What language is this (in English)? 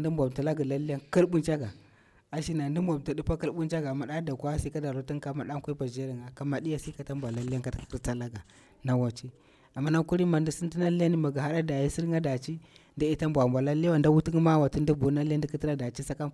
Bura-Pabir